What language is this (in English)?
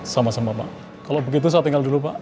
Indonesian